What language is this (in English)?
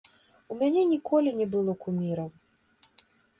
Belarusian